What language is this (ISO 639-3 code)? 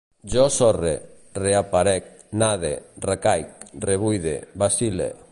cat